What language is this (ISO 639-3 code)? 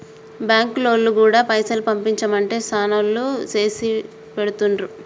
tel